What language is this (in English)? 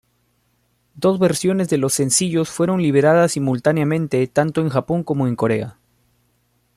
Spanish